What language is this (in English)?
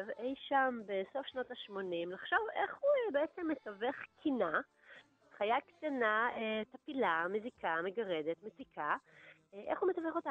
Hebrew